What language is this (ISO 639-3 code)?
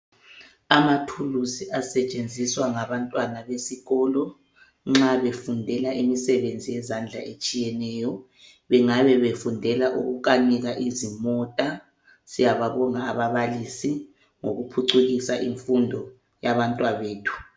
nde